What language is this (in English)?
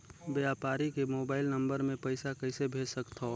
Chhattisgarhi